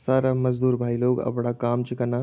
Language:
Garhwali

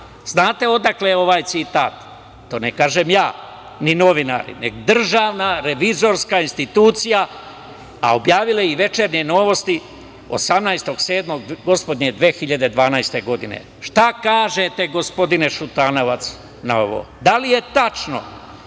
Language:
Serbian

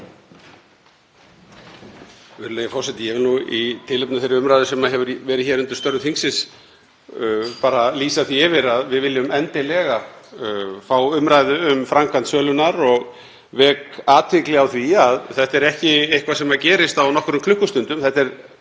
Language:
Icelandic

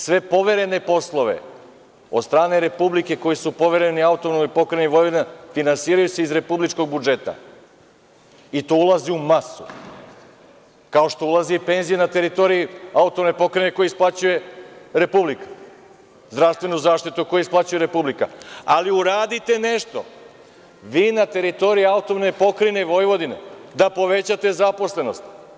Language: Serbian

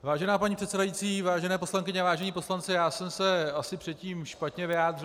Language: Czech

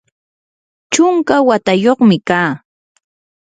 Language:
Yanahuanca Pasco Quechua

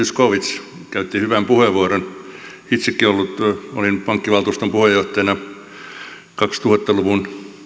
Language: Finnish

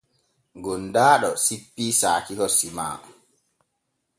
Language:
Borgu Fulfulde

